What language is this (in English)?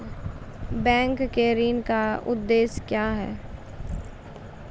Maithili